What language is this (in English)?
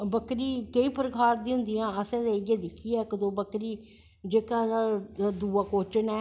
Dogri